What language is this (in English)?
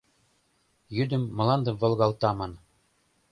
Mari